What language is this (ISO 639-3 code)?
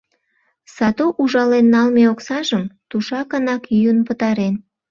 chm